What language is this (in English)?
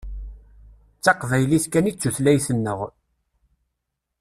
Kabyle